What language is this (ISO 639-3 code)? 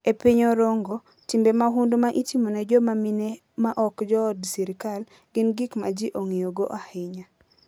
luo